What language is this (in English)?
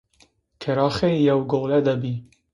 Zaza